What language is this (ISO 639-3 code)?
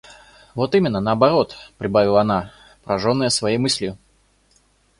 rus